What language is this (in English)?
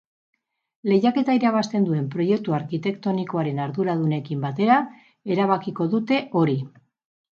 Basque